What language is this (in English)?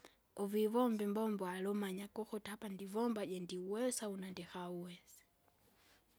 Kinga